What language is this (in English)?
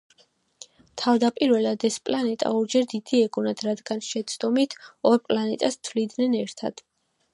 Georgian